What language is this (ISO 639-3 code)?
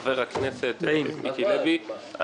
heb